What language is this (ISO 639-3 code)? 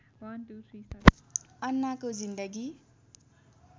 nep